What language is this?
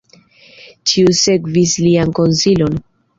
Esperanto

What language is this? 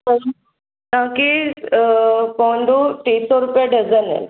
Sindhi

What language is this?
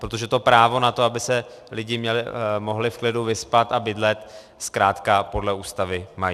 Czech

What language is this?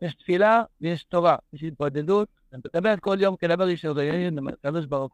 Hebrew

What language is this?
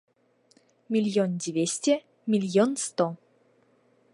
Belarusian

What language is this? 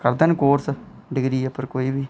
Dogri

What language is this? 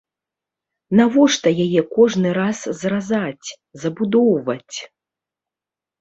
Belarusian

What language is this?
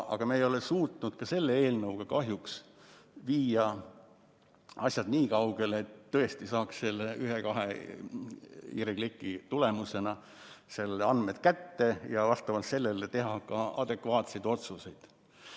Estonian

